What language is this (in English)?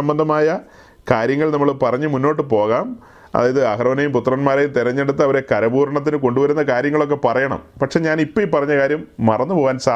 Malayalam